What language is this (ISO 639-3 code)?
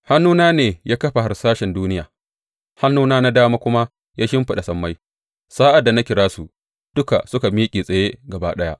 hau